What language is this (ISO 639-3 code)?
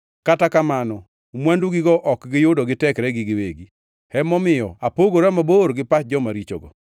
luo